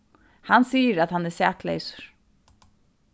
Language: Faroese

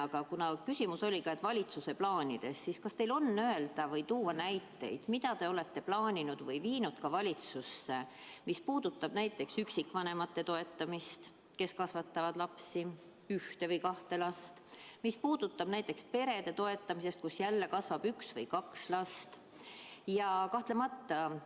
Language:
Estonian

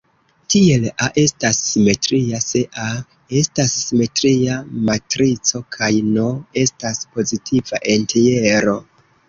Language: Esperanto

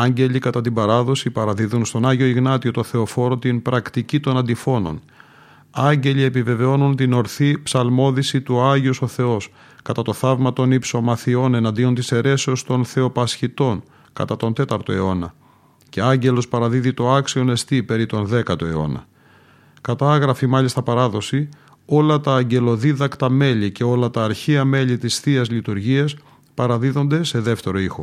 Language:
Greek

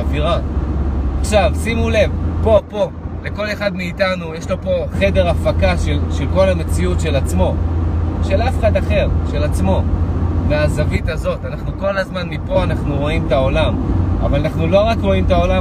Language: Hebrew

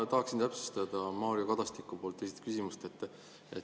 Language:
Estonian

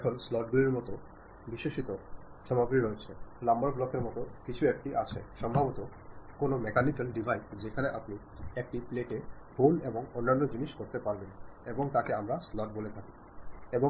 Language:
Bangla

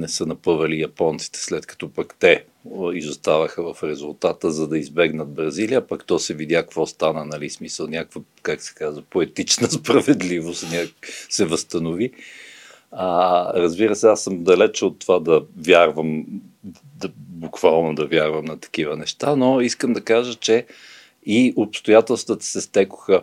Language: Bulgarian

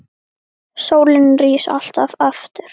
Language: Icelandic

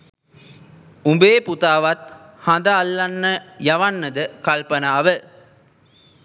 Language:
Sinhala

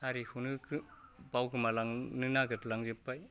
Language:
Bodo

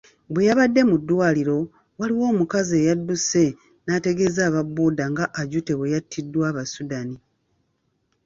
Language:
Ganda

